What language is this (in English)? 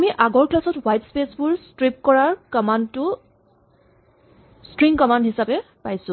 Assamese